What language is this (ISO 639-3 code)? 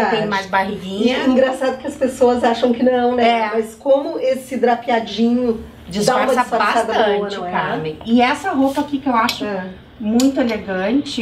por